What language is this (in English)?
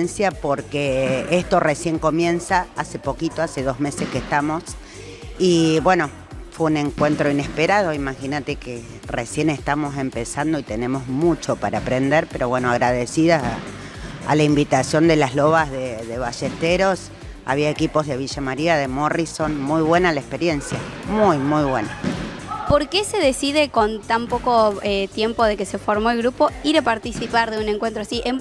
Spanish